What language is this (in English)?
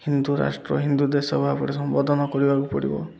Odia